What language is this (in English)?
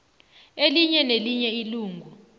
South Ndebele